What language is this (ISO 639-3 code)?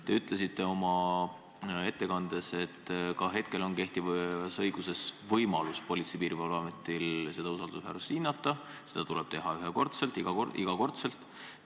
est